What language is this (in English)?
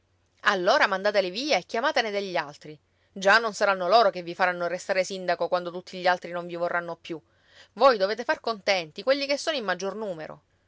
Italian